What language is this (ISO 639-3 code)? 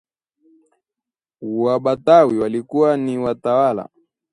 swa